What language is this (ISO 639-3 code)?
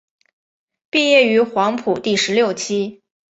zho